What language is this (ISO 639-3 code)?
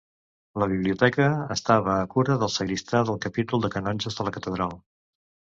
cat